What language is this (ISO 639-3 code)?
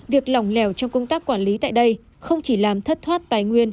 vie